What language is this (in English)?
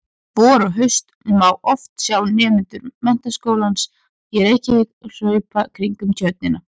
Icelandic